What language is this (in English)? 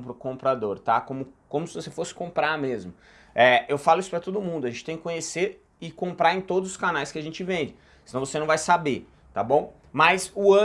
Portuguese